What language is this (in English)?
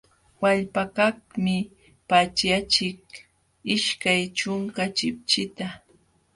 Jauja Wanca Quechua